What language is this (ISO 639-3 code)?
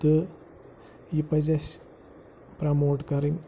kas